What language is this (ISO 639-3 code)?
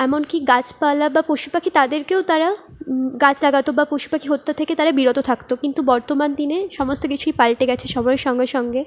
ben